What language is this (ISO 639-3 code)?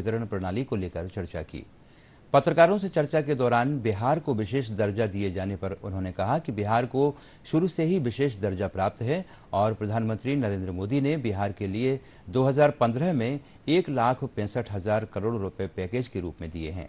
hin